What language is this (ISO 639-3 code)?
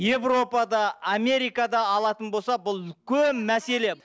kaz